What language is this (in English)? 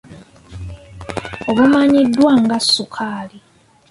Ganda